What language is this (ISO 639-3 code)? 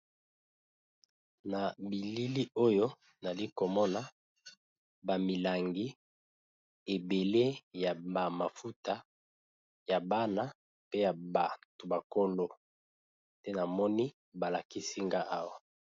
lin